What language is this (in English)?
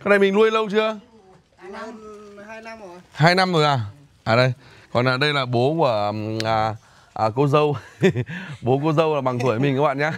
Vietnamese